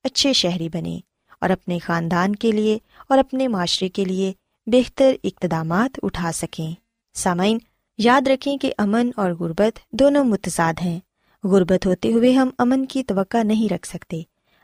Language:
Urdu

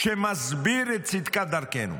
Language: Hebrew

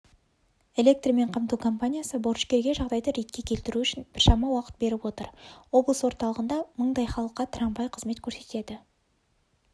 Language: Kazakh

